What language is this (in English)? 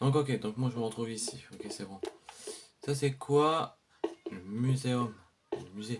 French